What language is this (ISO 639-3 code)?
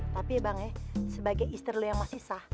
ind